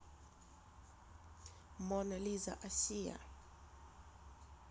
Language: Russian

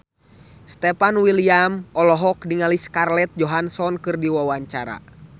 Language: Sundanese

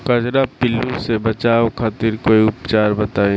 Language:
Bhojpuri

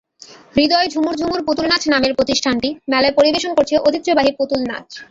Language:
Bangla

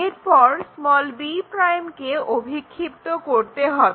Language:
Bangla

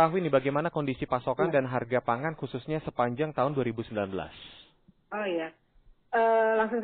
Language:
Indonesian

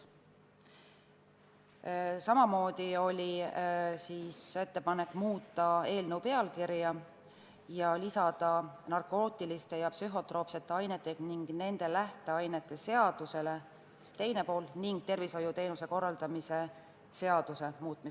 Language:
Estonian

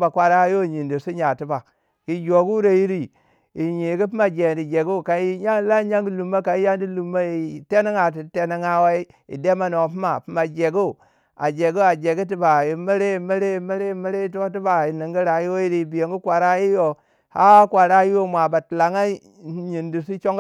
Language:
Waja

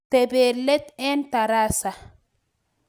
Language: Kalenjin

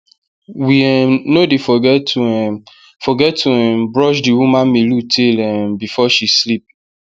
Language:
Nigerian Pidgin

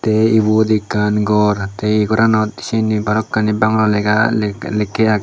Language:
Chakma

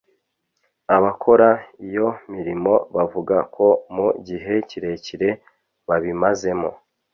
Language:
Kinyarwanda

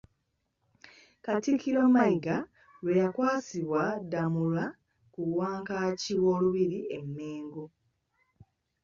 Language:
Ganda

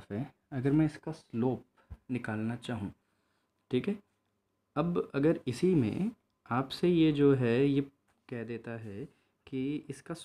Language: Hindi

